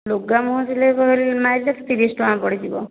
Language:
Odia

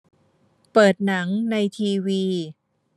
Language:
Thai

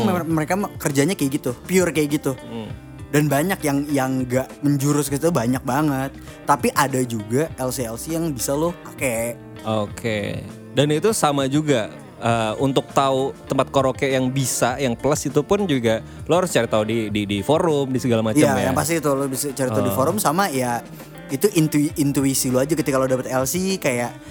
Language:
Indonesian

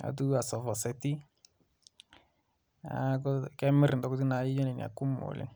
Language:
Masai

